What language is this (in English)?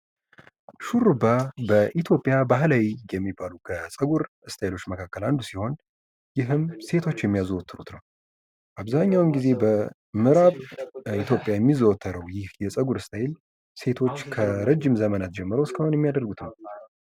Amharic